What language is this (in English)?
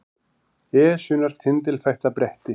Icelandic